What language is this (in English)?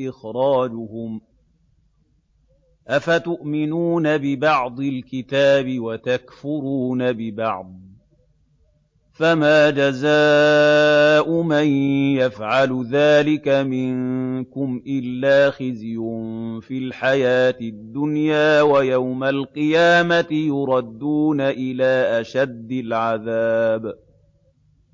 Arabic